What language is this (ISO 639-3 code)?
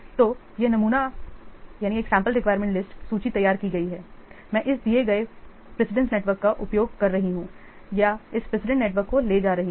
hin